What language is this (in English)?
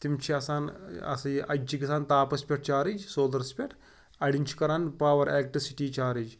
Kashmiri